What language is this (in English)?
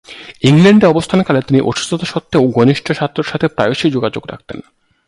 Bangla